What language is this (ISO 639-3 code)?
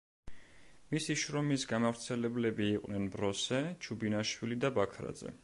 kat